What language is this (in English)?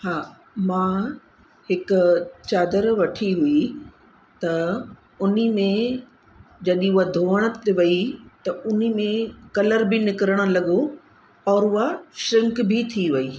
Sindhi